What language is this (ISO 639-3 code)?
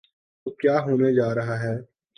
urd